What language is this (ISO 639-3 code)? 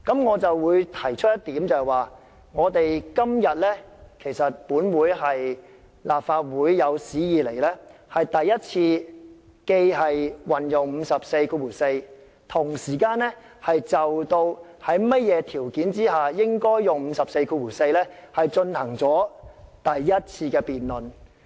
yue